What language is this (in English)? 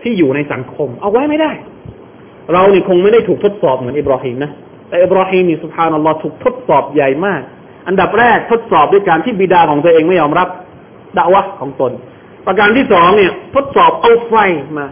Thai